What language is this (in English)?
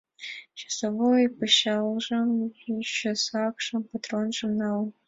Mari